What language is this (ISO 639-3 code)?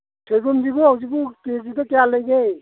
mni